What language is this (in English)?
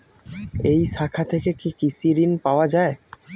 Bangla